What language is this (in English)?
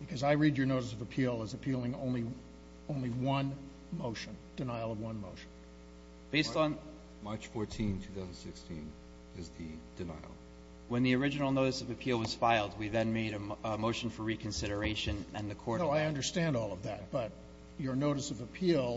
English